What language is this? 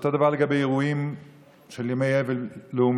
Hebrew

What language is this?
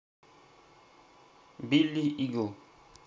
Russian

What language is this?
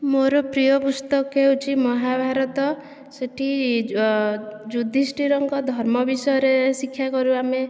Odia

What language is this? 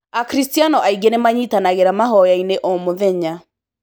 Kikuyu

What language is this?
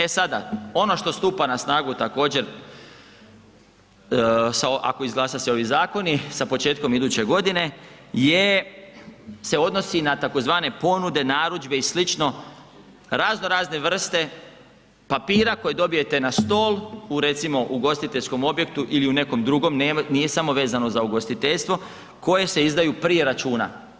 Croatian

